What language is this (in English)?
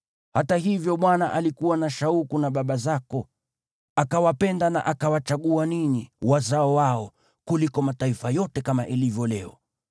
Swahili